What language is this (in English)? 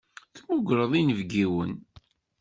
Kabyle